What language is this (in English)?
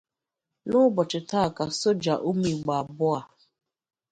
Igbo